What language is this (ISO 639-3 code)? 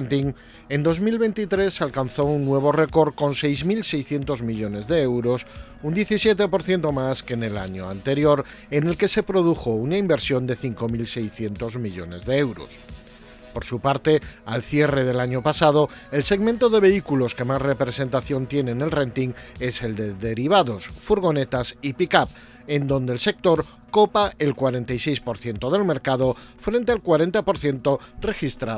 spa